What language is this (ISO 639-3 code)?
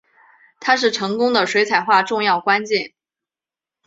zho